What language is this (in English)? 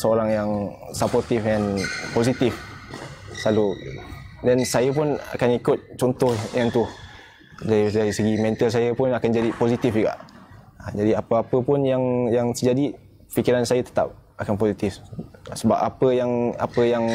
Malay